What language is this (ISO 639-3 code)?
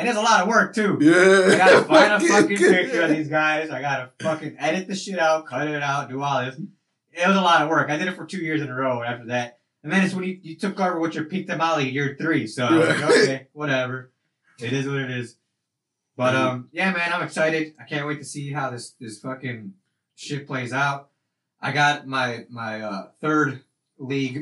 eng